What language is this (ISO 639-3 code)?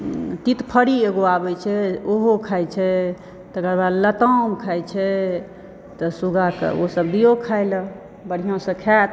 mai